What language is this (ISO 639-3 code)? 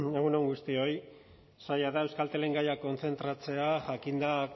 eus